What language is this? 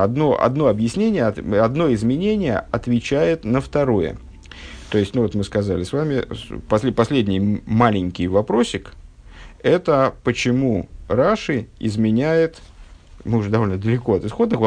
Russian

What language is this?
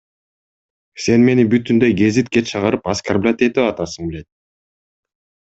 Kyrgyz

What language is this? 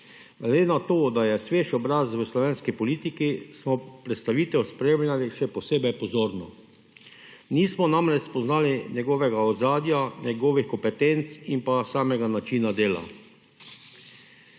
Slovenian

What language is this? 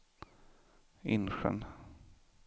Swedish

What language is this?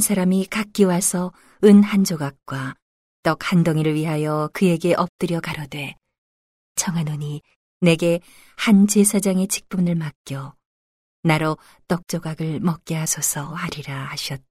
Korean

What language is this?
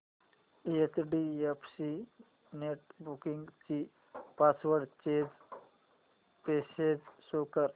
Marathi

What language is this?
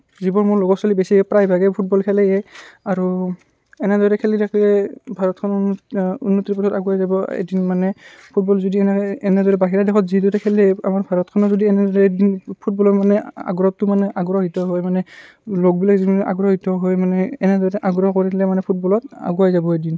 Assamese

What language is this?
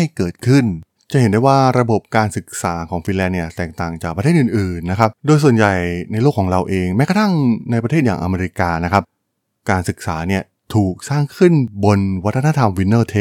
Thai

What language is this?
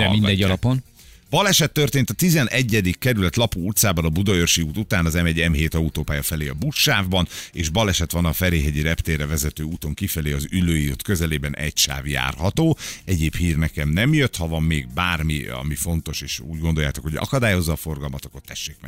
Hungarian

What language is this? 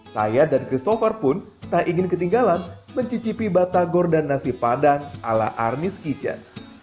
Indonesian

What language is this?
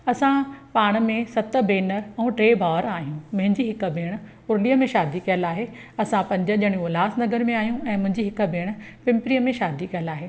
Sindhi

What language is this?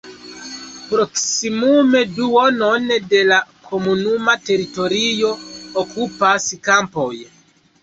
Esperanto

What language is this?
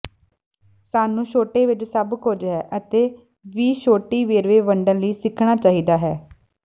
Punjabi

